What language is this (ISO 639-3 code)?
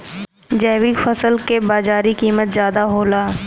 bho